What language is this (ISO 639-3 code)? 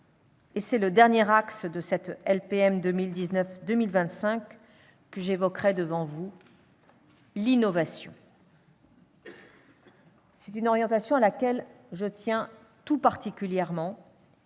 fra